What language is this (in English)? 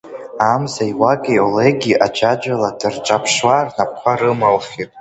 Abkhazian